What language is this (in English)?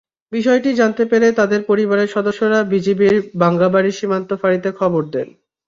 Bangla